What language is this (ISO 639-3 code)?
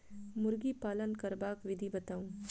mai